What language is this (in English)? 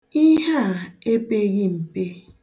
Igbo